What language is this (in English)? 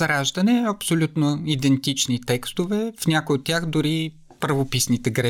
Bulgarian